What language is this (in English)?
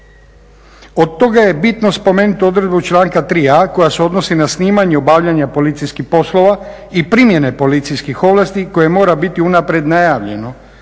Croatian